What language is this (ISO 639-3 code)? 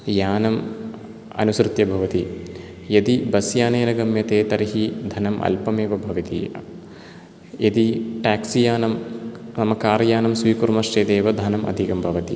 san